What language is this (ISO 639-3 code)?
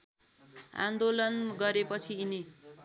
nep